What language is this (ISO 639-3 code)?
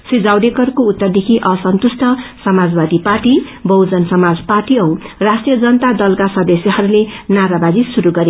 nep